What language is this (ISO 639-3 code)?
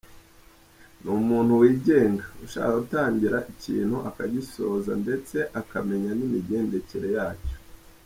kin